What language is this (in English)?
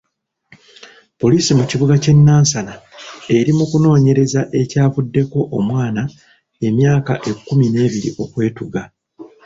Ganda